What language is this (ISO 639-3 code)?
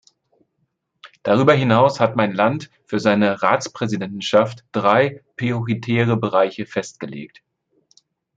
deu